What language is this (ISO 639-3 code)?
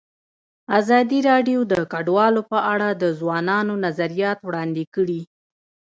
pus